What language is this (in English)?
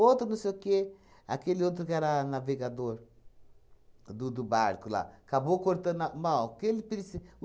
Portuguese